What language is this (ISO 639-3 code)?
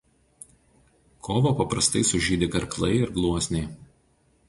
lit